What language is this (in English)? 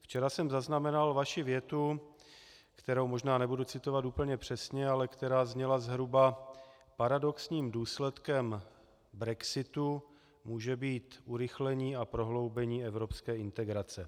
Czech